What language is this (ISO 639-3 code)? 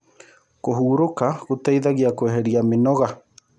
kik